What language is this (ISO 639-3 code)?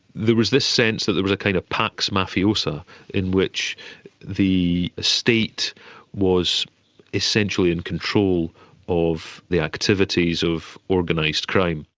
eng